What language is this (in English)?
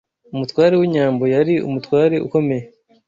Kinyarwanda